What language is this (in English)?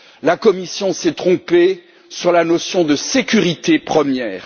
French